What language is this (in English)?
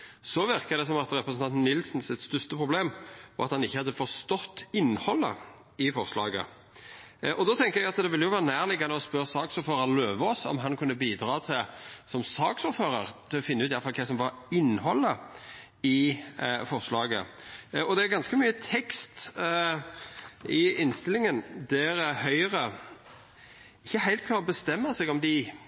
Norwegian Nynorsk